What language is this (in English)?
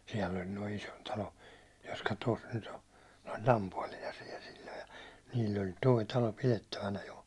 Finnish